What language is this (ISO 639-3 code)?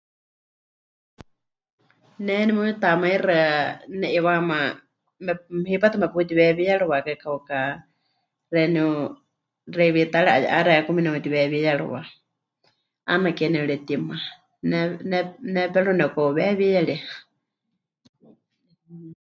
hch